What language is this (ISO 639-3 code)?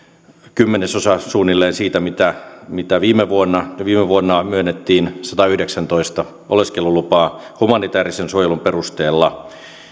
fin